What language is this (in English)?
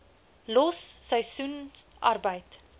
Afrikaans